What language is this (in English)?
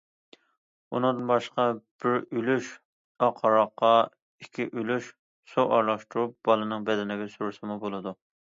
Uyghur